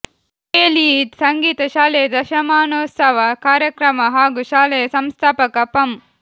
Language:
Kannada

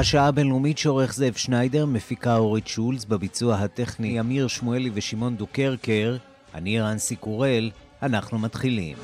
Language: Hebrew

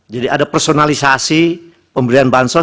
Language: Indonesian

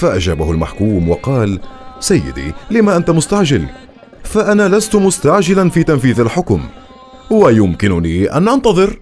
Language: Arabic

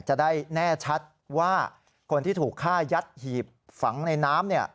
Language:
Thai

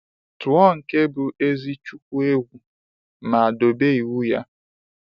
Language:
Igbo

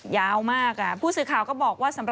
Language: Thai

